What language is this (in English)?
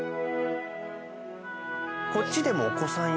Japanese